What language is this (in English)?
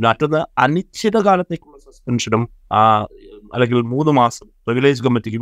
Malayalam